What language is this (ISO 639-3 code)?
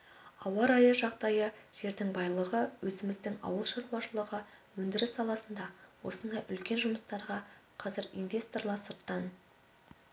kaz